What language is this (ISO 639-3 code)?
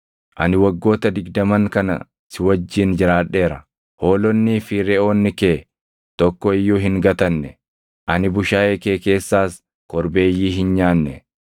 orm